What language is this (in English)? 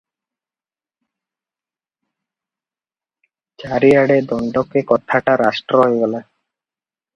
Odia